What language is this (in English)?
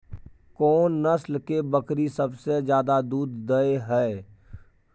Maithili